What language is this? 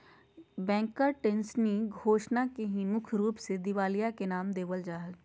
Magahi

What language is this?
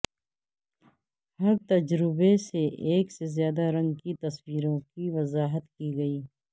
Urdu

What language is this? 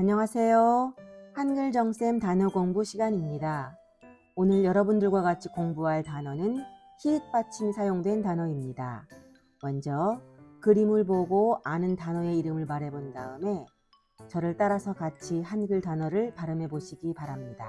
Korean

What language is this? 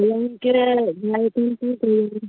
Maithili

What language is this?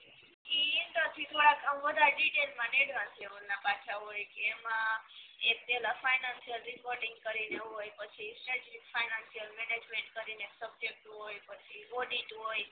Gujarati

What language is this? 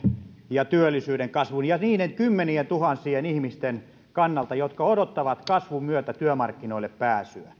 Finnish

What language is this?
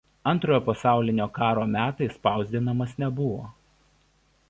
Lithuanian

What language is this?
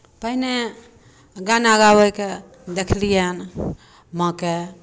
Maithili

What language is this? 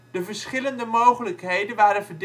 Dutch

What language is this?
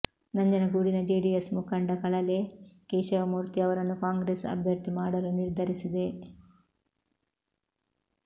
Kannada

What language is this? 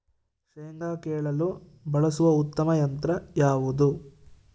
Kannada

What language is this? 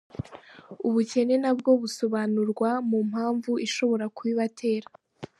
Kinyarwanda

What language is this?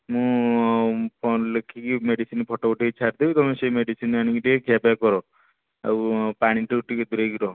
Odia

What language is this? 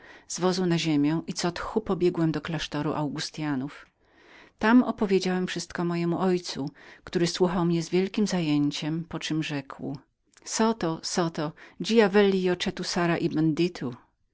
Polish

